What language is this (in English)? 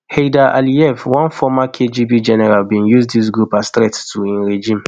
Nigerian Pidgin